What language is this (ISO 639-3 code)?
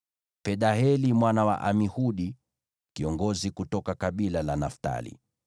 swa